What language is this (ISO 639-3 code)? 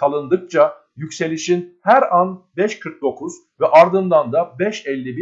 tur